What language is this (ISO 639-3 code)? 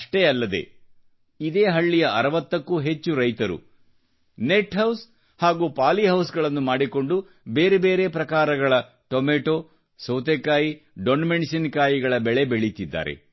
kan